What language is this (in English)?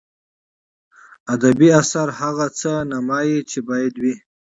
Pashto